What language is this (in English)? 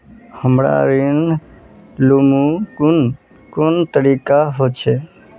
Magahi